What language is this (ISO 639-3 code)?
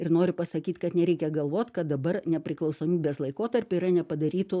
lit